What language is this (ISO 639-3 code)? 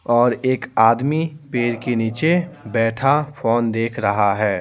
hin